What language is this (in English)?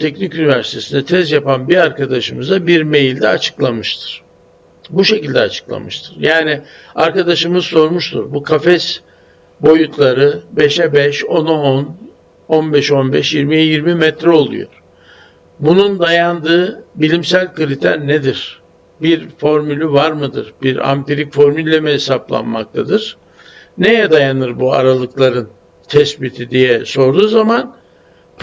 Turkish